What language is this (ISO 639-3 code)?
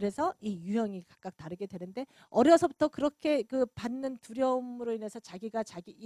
kor